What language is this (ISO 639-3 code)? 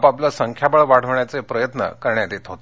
mar